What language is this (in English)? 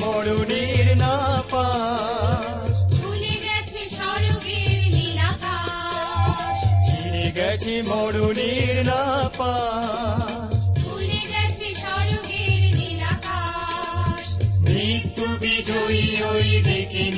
Bangla